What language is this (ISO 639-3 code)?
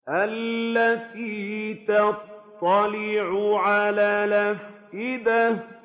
ara